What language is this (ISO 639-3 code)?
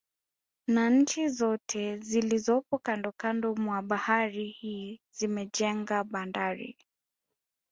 swa